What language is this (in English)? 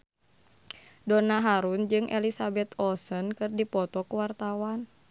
Sundanese